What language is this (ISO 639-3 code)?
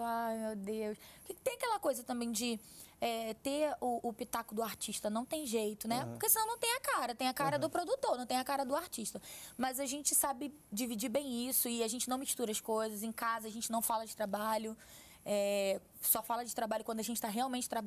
por